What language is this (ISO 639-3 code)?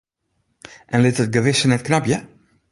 fry